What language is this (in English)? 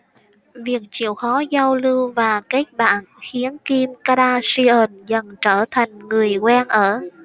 Vietnamese